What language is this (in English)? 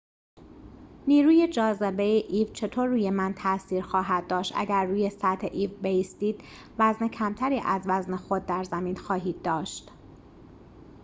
Persian